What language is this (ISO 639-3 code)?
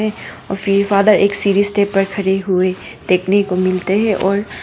hin